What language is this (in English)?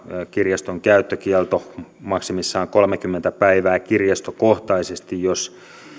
Finnish